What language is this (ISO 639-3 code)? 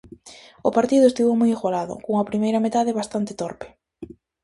glg